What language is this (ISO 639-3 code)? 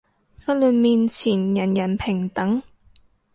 yue